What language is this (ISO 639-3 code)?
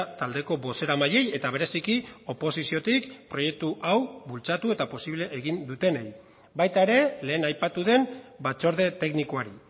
eus